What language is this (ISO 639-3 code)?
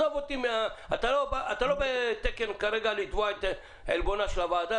heb